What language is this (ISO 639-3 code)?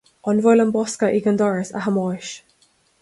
gle